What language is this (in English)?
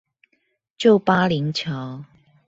Chinese